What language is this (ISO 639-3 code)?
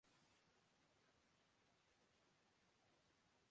urd